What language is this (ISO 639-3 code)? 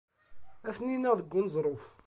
kab